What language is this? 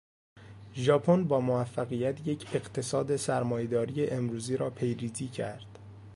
Persian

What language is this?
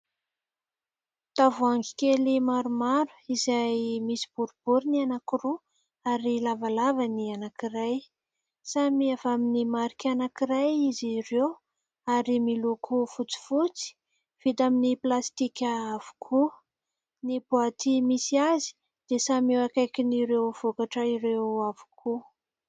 Malagasy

